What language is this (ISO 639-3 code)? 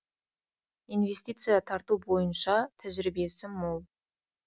kaz